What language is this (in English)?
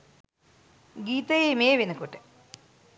Sinhala